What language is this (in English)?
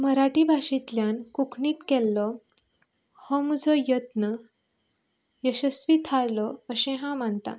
Konkani